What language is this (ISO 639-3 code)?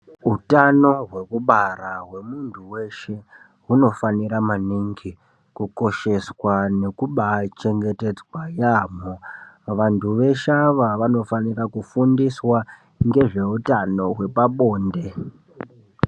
ndc